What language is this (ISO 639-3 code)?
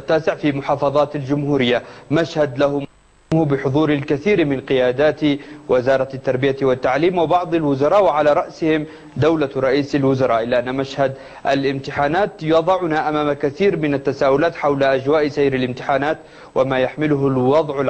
ara